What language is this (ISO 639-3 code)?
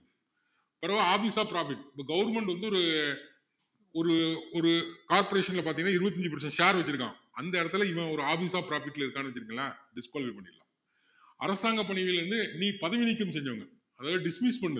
tam